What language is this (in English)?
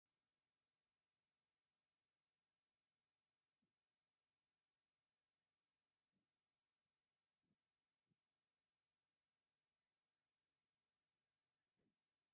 Tigrinya